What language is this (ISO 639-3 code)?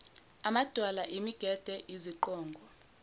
zul